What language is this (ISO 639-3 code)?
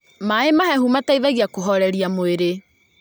kik